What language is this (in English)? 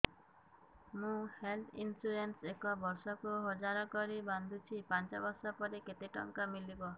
Odia